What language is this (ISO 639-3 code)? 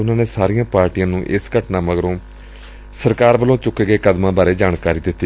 pan